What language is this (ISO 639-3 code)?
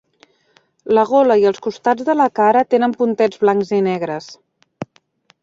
cat